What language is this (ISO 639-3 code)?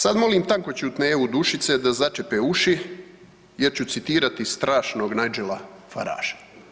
hrv